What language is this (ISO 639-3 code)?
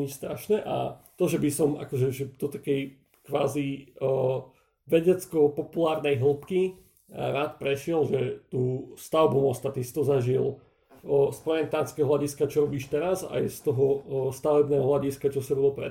slk